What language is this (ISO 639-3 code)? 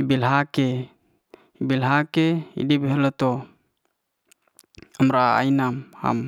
ste